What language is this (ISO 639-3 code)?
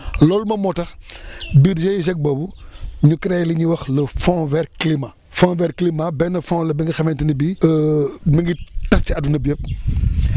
wol